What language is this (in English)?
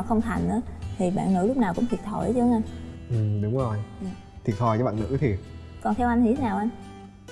Vietnamese